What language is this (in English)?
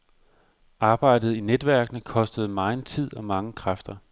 Danish